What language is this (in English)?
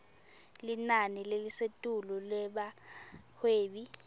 Swati